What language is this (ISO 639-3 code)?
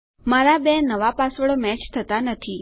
guj